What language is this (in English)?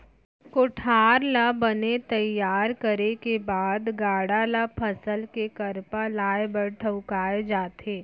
Chhattisgarhi